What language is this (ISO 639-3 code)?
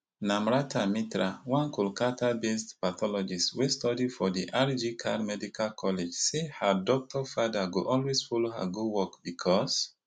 pcm